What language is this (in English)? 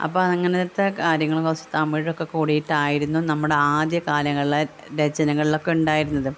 Malayalam